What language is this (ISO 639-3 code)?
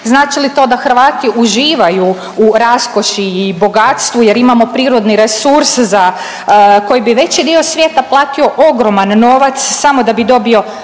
hrv